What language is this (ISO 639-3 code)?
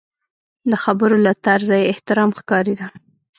pus